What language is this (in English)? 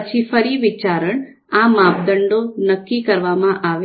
Gujarati